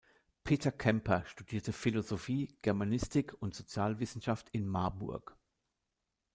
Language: German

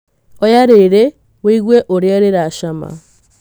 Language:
Kikuyu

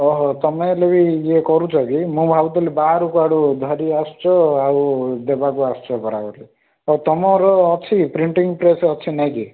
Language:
Odia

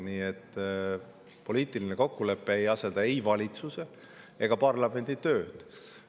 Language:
Estonian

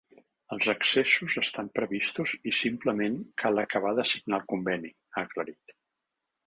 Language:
Catalan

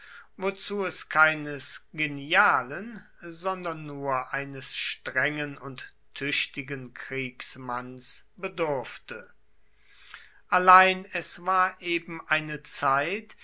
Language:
German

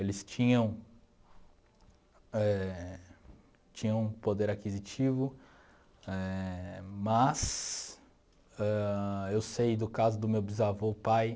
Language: Portuguese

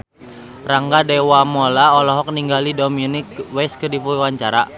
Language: Sundanese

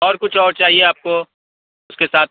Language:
Urdu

